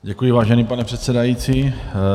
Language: Czech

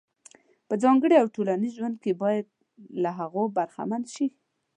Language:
Pashto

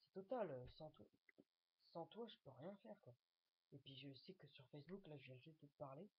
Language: French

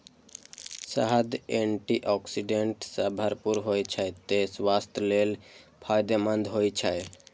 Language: Maithili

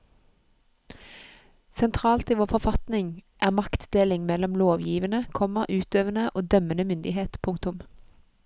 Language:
Norwegian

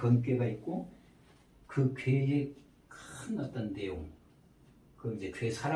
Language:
Korean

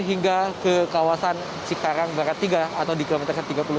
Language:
Indonesian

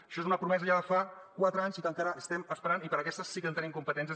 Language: Catalan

